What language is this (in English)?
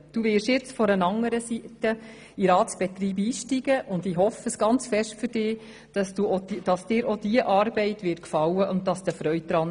Swiss German